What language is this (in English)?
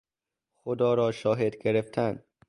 Persian